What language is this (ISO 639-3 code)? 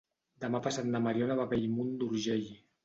cat